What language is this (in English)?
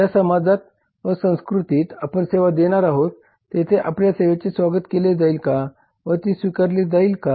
Marathi